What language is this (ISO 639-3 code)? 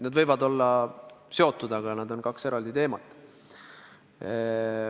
est